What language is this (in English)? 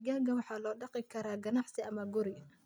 Somali